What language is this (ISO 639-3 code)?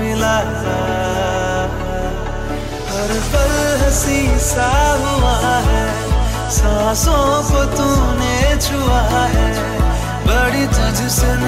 ara